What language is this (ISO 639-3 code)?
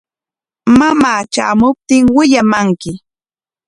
qwa